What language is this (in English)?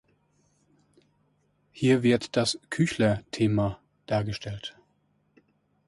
German